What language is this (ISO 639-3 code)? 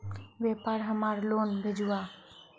mag